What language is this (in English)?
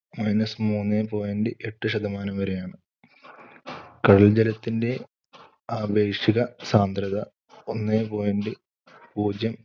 Malayalam